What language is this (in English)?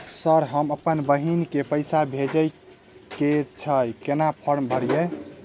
Maithili